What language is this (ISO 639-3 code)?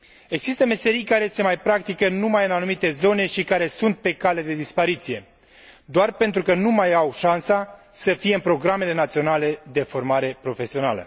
ron